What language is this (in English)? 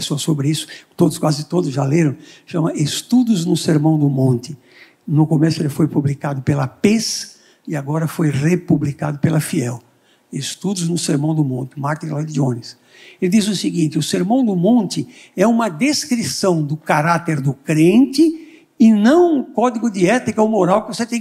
Portuguese